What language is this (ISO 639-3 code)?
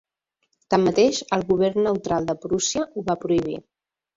cat